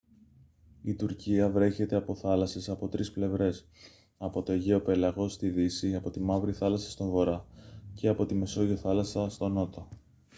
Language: Greek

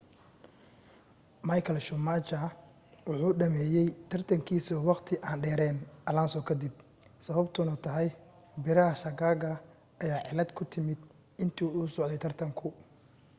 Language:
Somali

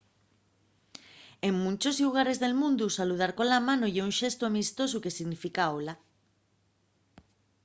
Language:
Asturian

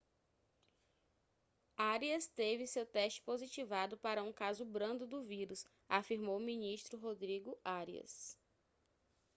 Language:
Portuguese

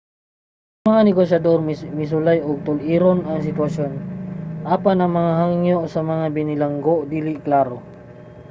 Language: Cebuano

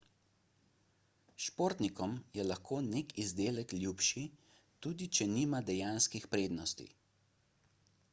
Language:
Slovenian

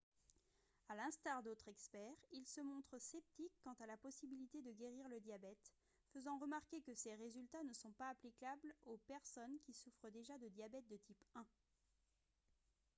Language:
French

